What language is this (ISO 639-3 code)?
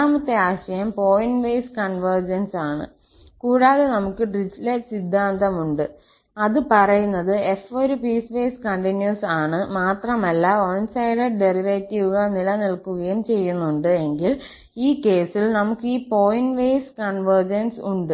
mal